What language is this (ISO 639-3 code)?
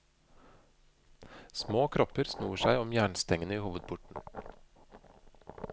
nor